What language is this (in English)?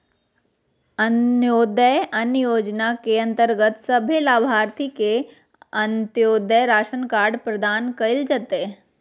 Magahi